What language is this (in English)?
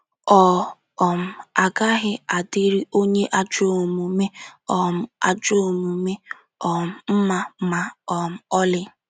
Igbo